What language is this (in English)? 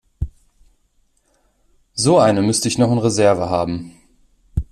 German